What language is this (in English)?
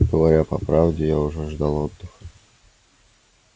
Russian